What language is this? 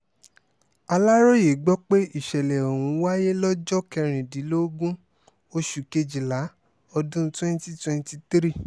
Yoruba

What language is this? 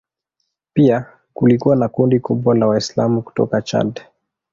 Swahili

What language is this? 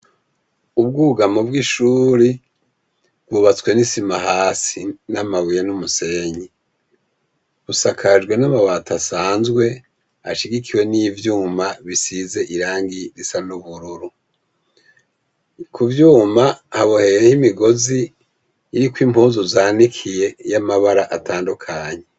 Rundi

